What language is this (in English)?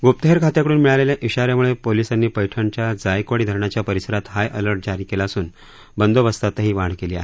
Marathi